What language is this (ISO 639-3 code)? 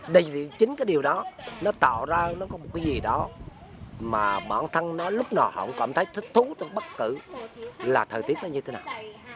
vie